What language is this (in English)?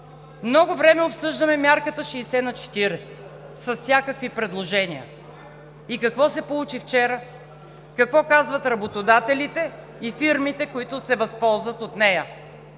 Bulgarian